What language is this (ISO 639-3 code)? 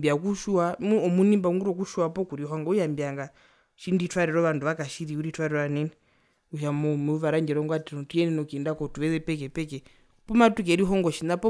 her